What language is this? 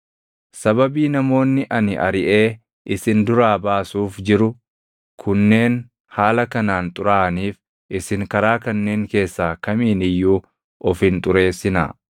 Oromo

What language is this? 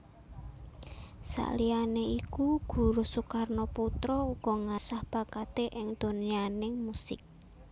Javanese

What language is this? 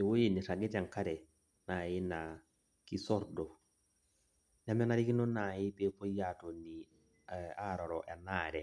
Masai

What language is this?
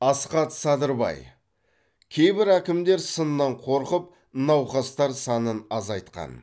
Kazakh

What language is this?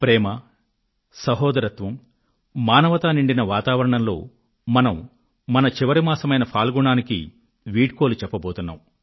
Telugu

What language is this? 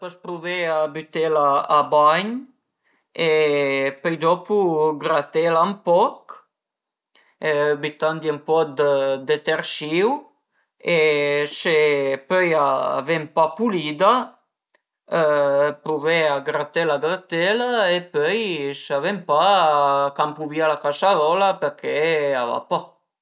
Piedmontese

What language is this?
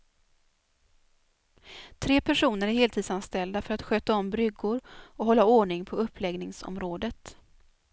Swedish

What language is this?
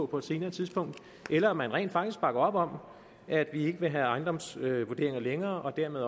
Danish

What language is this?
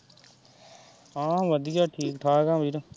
Punjabi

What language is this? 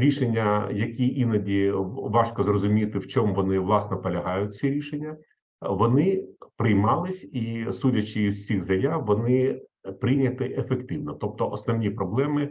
Ukrainian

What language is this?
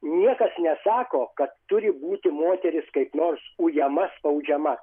Lithuanian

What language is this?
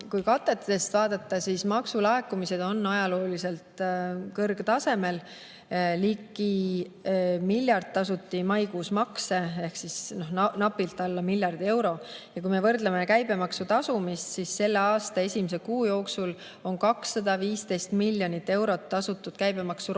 Estonian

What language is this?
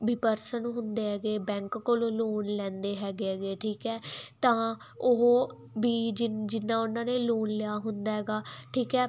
Punjabi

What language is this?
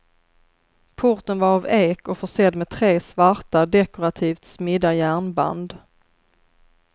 Swedish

